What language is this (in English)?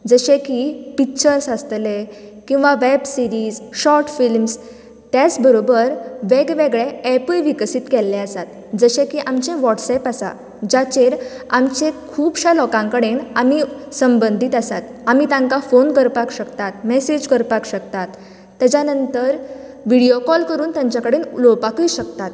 Konkani